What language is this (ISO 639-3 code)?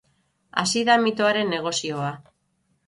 eus